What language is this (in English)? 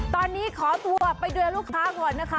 Thai